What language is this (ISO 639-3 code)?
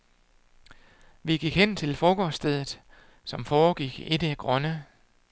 dan